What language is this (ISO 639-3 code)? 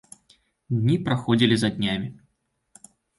bel